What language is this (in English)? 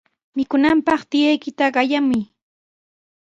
Sihuas Ancash Quechua